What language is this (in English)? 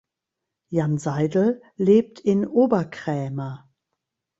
German